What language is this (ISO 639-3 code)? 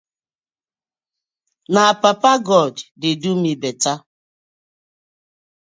pcm